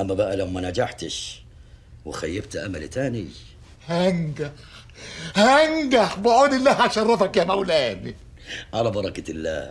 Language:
Arabic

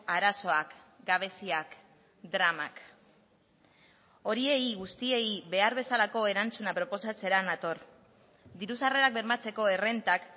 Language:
Basque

